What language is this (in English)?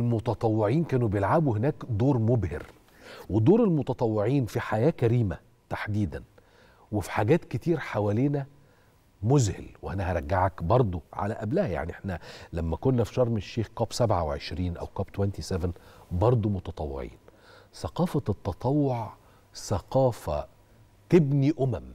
Arabic